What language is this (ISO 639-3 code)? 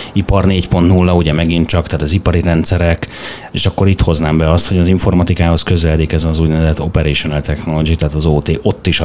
hun